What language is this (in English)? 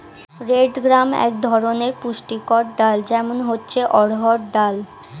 Bangla